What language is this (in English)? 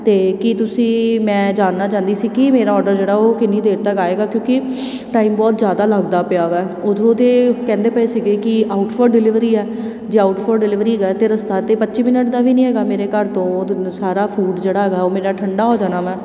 Punjabi